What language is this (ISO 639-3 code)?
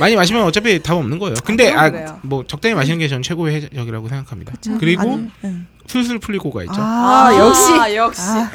kor